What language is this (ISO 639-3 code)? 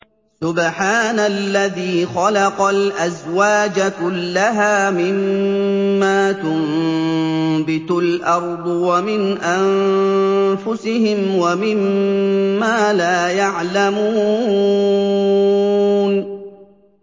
ara